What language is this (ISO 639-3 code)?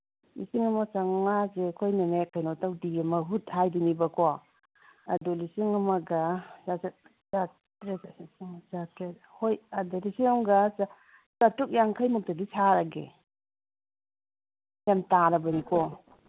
mni